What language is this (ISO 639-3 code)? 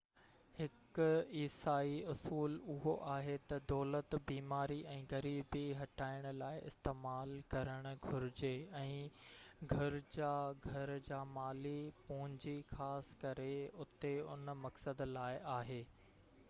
snd